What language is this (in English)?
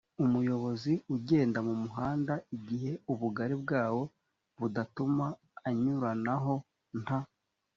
Kinyarwanda